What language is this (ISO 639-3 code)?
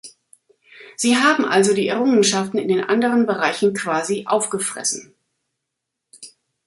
deu